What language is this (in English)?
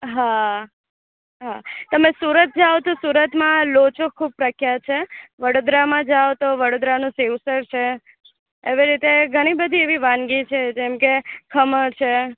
Gujarati